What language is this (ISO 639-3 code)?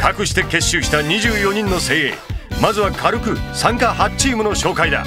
jpn